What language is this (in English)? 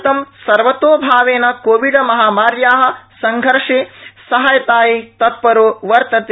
Sanskrit